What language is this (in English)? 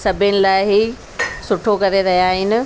Sindhi